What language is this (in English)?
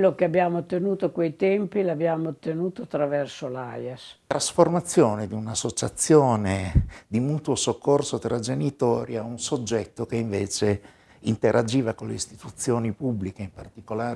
Italian